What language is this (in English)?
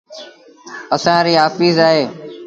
Sindhi Bhil